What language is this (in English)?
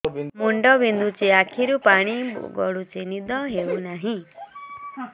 Odia